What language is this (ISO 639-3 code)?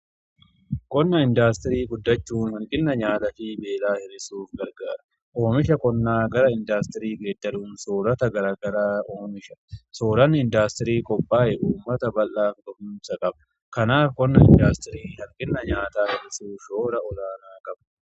orm